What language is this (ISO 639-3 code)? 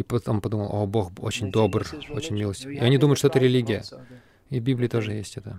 rus